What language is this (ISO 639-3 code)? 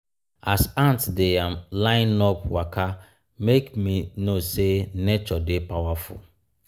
pcm